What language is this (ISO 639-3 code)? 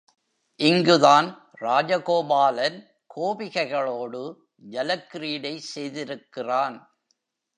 tam